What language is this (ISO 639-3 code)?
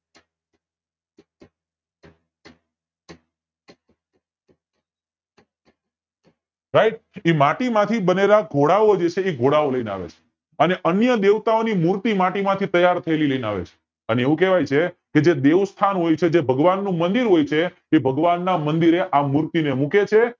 guj